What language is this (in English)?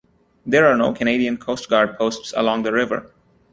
English